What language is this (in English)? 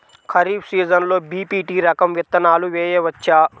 Telugu